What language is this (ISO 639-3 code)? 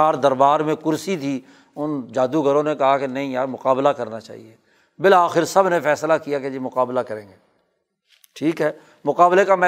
urd